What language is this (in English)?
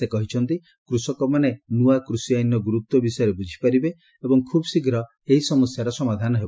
Odia